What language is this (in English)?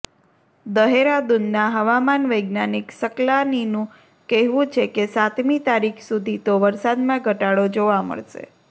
Gujarati